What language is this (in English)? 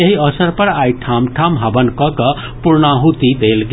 Maithili